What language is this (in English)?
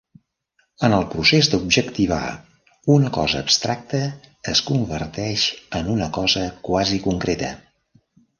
Catalan